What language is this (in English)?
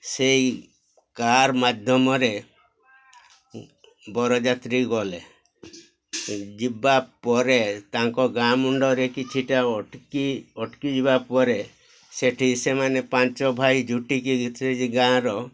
Odia